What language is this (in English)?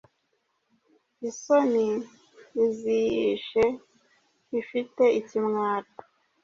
Kinyarwanda